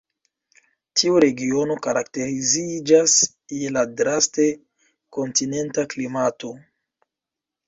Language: Esperanto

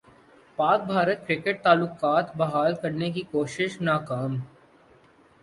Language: Urdu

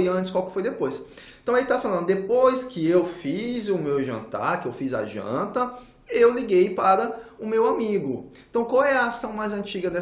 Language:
Portuguese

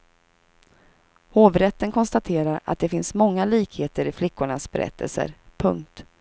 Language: Swedish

